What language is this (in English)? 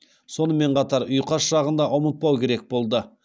Kazakh